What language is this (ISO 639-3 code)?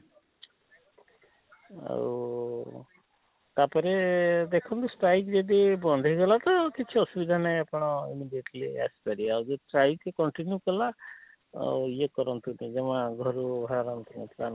ori